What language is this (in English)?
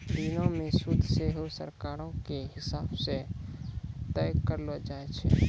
Maithili